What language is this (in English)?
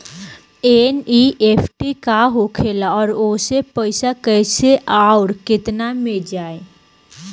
Bhojpuri